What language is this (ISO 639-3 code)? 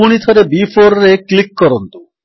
ori